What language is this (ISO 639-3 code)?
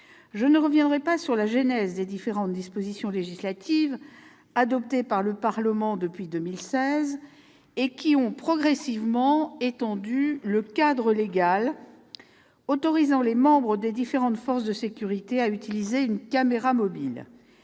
fra